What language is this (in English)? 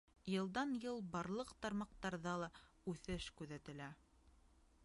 Bashkir